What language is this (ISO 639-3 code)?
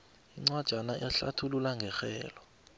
nbl